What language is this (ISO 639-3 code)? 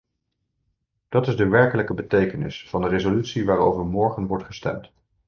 nld